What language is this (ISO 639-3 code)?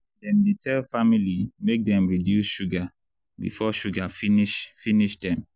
pcm